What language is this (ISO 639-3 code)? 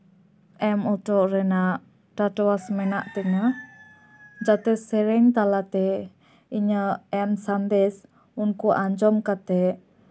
sat